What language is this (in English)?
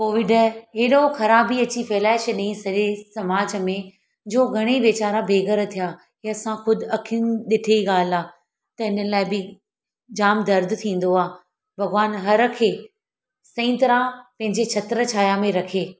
Sindhi